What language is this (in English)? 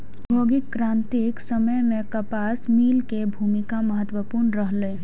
Maithili